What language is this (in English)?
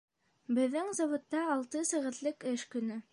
Bashkir